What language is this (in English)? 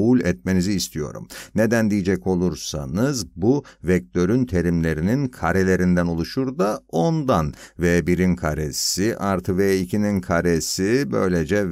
Turkish